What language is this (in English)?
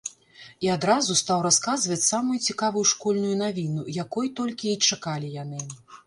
Belarusian